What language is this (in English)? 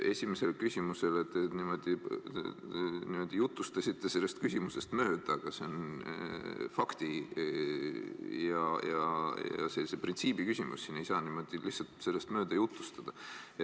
Estonian